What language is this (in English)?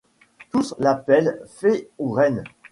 French